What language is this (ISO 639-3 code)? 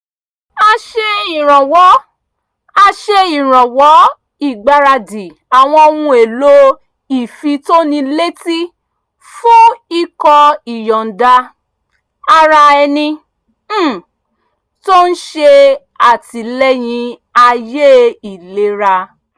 yor